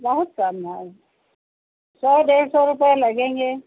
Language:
Hindi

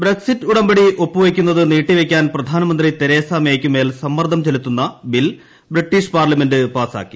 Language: Malayalam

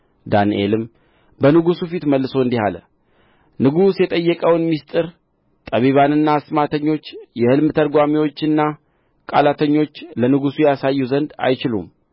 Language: Amharic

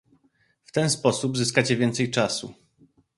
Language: Polish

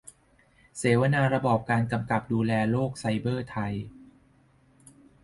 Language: Thai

